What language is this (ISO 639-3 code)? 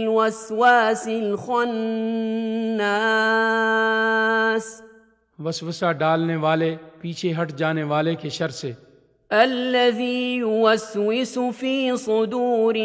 urd